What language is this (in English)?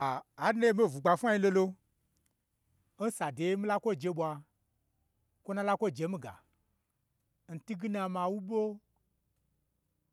Gbagyi